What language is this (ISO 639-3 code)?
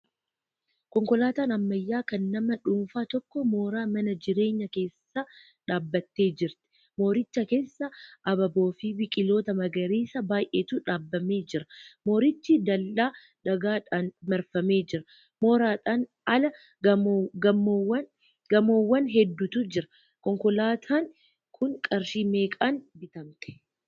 orm